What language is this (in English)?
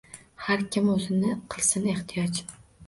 Uzbek